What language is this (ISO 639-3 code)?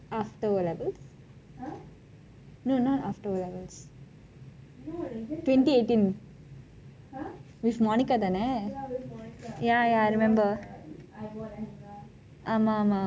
eng